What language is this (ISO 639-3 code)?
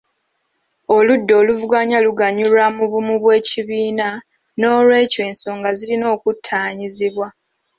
lug